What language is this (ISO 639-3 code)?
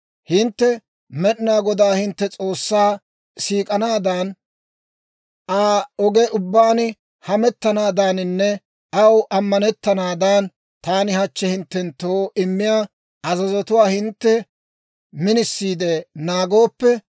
dwr